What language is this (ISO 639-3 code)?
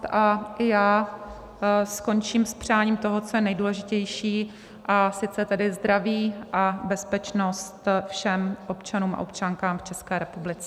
ces